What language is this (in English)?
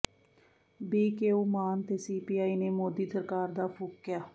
Punjabi